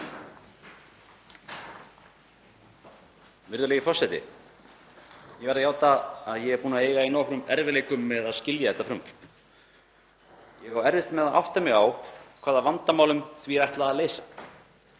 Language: Icelandic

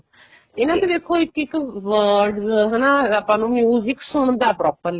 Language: Punjabi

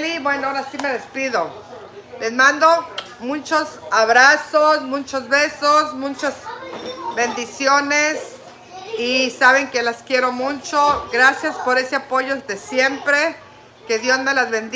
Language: Spanish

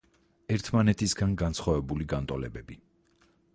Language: Georgian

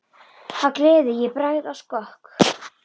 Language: Icelandic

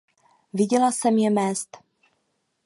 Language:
Czech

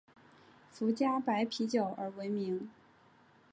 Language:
Chinese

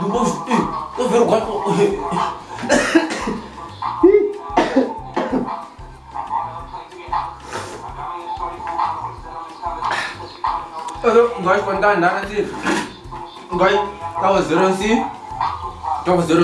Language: Portuguese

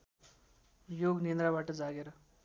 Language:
Nepali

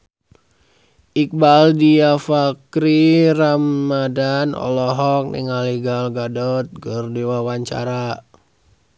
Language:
Sundanese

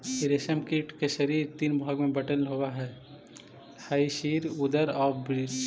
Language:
Magahi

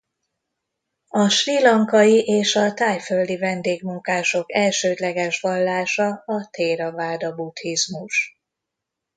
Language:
Hungarian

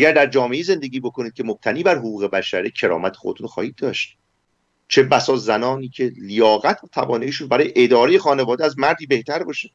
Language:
Persian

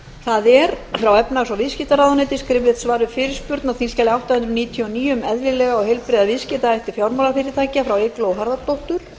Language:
Icelandic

